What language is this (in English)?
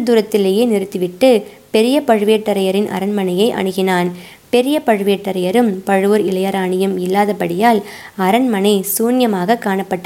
Tamil